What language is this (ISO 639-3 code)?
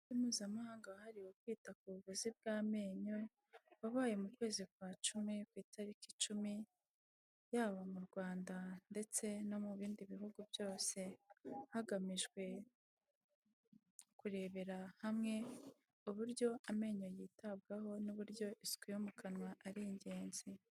kin